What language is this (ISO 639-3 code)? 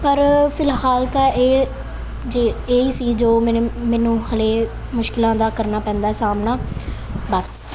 pan